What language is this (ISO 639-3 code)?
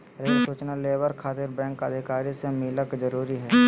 mag